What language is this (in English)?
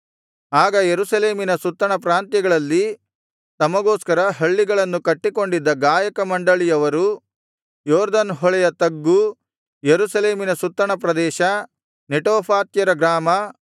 Kannada